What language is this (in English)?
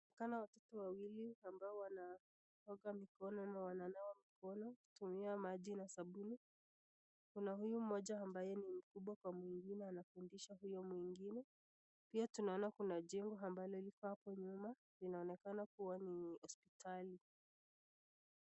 Swahili